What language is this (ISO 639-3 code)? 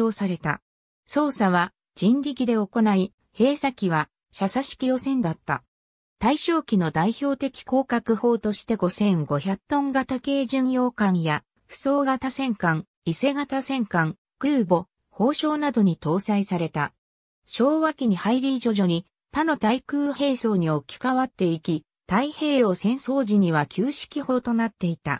jpn